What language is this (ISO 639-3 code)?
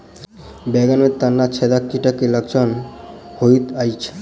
mai